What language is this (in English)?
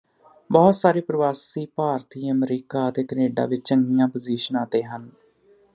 Punjabi